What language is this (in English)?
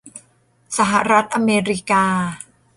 Thai